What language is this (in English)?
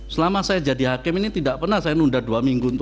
Indonesian